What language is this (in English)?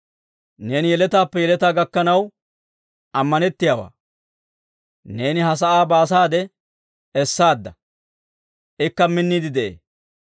Dawro